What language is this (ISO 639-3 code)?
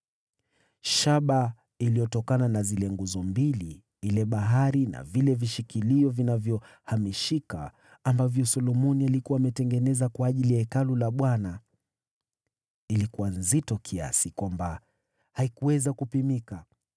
swa